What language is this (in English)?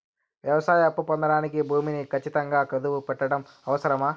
Telugu